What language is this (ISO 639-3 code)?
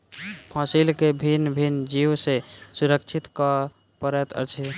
mai